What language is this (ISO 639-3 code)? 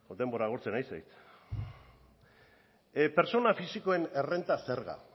eus